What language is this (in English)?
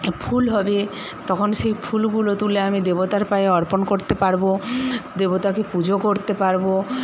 Bangla